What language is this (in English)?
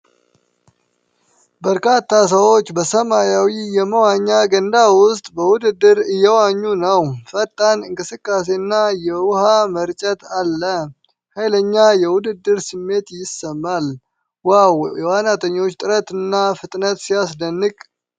Amharic